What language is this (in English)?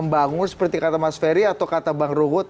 Indonesian